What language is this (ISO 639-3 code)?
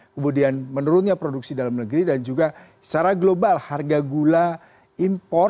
ind